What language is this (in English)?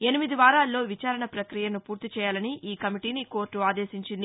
Telugu